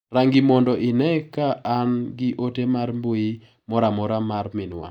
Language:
Luo (Kenya and Tanzania)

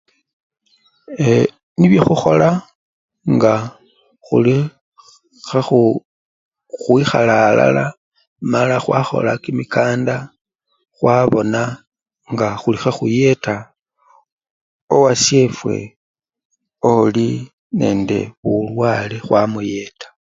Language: Luyia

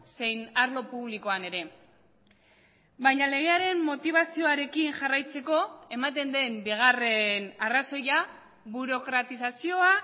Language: Basque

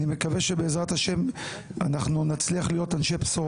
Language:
Hebrew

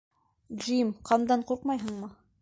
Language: Bashkir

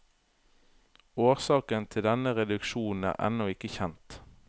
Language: Norwegian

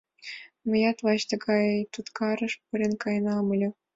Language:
Mari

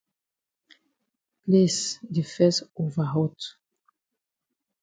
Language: Cameroon Pidgin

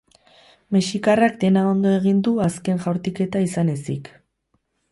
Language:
Basque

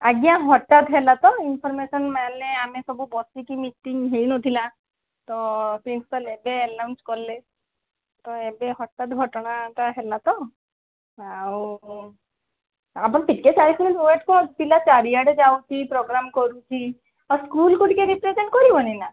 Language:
Odia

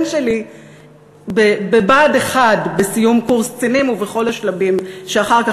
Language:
Hebrew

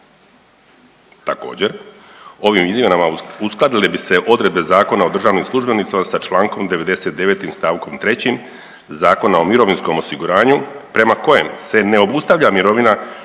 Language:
Croatian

